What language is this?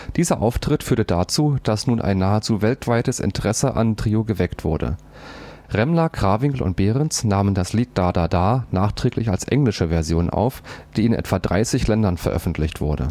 German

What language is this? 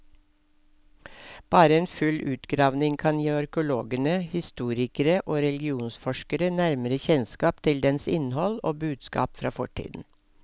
Norwegian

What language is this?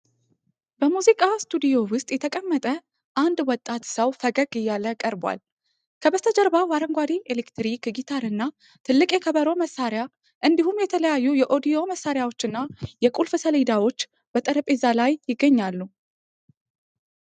Amharic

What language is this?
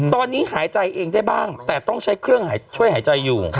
Thai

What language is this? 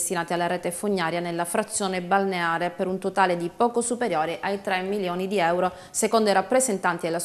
Italian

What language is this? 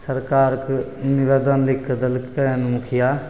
Maithili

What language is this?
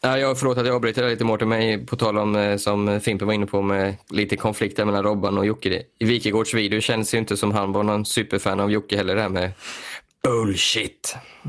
Swedish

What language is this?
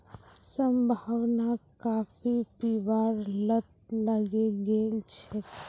Magahi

